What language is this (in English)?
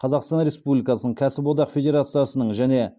Kazakh